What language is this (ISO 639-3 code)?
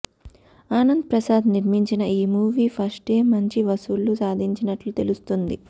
tel